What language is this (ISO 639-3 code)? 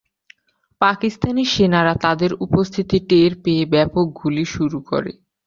ben